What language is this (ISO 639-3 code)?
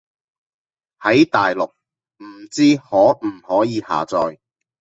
yue